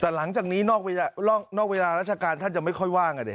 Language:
Thai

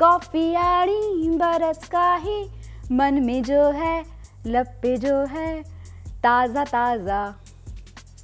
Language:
Marathi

